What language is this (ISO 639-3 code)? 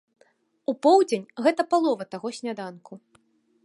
bel